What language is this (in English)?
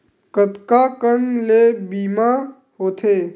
Chhattisgarhi